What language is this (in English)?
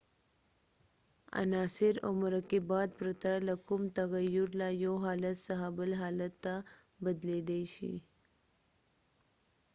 Pashto